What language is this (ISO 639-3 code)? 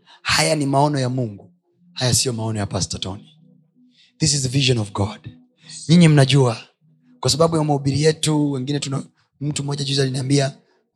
swa